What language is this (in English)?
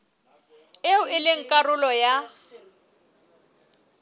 Southern Sotho